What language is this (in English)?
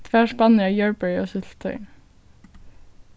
Faroese